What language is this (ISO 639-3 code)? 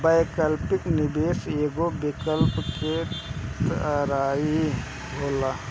bho